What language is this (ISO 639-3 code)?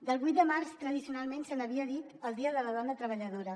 cat